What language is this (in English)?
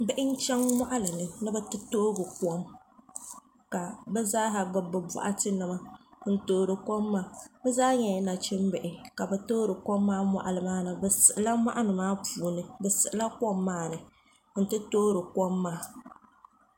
Dagbani